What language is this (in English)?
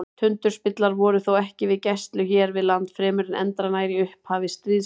Icelandic